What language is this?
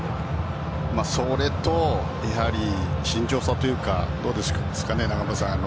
Japanese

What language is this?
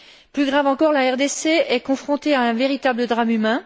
French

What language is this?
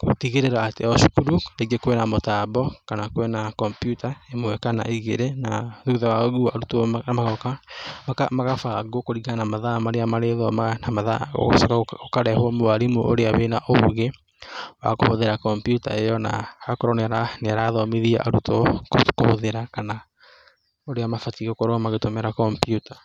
Kikuyu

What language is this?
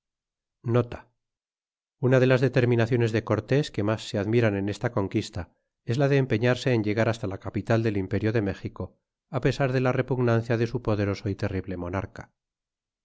Spanish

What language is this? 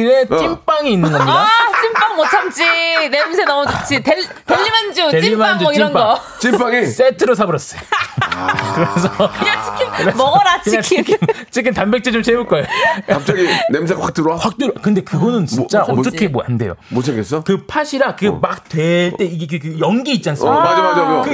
Korean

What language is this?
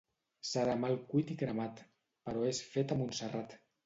Catalan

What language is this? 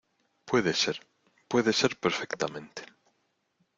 Spanish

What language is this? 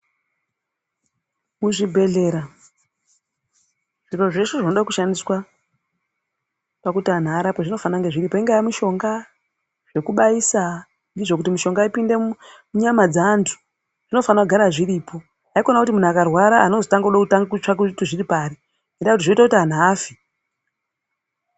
Ndau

